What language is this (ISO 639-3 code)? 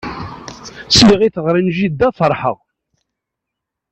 kab